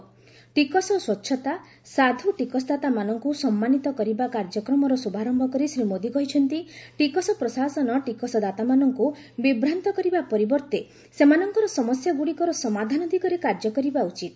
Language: Odia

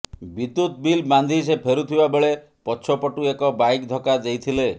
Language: Odia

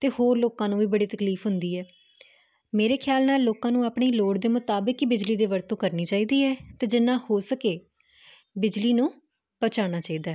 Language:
Punjabi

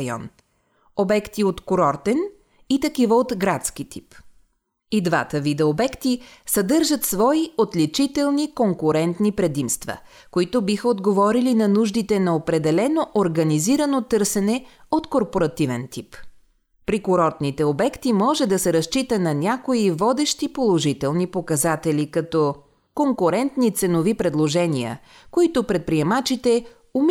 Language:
Bulgarian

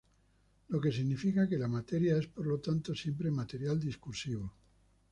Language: Spanish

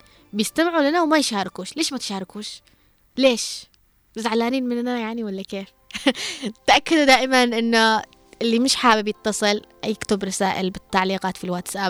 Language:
Arabic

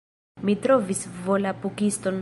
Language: Esperanto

